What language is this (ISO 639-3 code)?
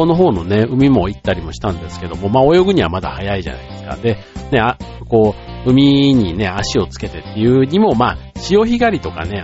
jpn